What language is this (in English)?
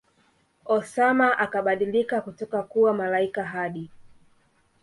Swahili